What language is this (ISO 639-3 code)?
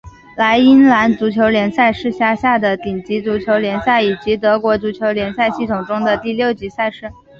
zho